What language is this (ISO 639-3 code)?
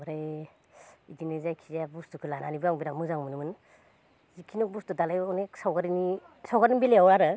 brx